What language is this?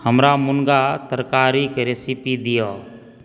Maithili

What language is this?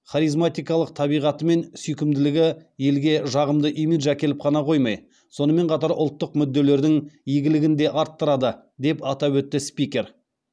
Kazakh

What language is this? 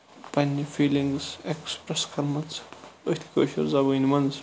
Kashmiri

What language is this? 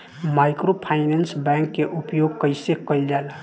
Bhojpuri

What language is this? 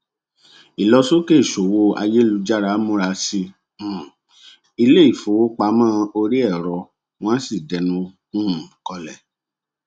Yoruba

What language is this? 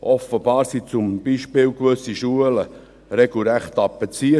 Swiss German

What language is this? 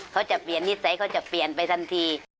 Thai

